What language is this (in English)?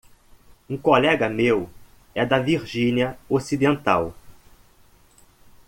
Portuguese